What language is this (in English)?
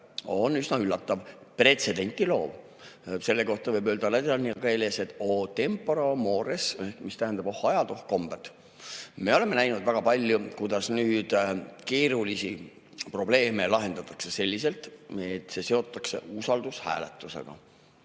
Estonian